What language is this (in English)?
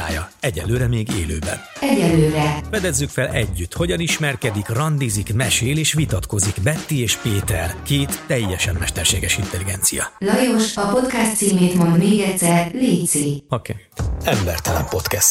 Hungarian